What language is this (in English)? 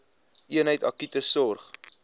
Afrikaans